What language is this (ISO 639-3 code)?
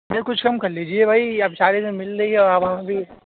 urd